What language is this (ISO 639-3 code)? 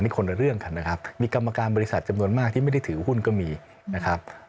tha